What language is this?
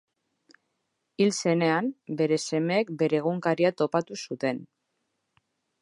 Basque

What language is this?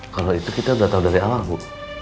Indonesian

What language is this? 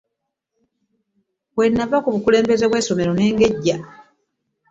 Ganda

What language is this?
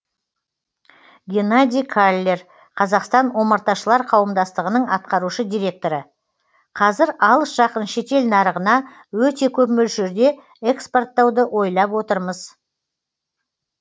Kazakh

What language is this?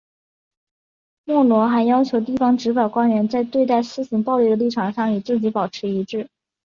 Chinese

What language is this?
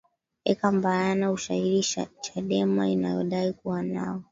Swahili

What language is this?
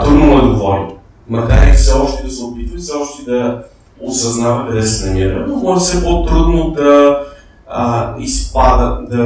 Bulgarian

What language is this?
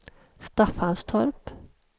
Swedish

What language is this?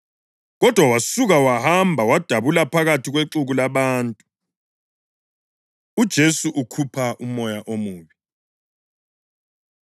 North Ndebele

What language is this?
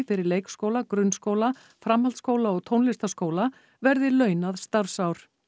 Icelandic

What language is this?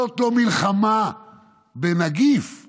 Hebrew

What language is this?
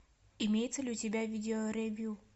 Russian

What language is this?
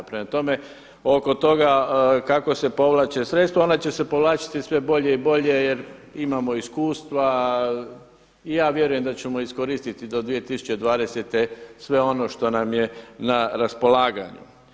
Croatian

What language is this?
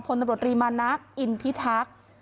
Thai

